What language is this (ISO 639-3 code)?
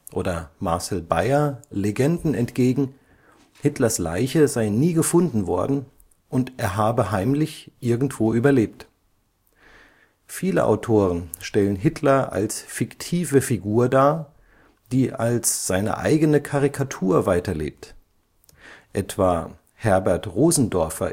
deu